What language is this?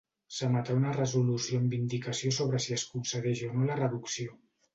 Catalan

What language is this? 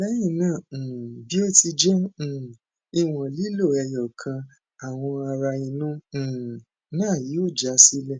Yoruba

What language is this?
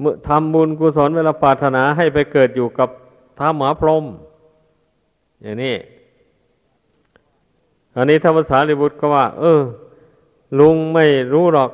Thai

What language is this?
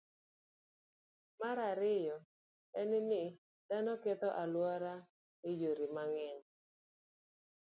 Luo (Kenya and Tanzania)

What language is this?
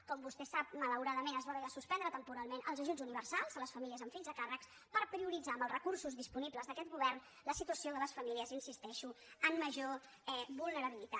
Catalan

